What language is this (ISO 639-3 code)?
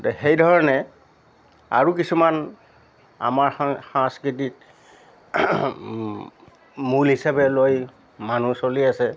asm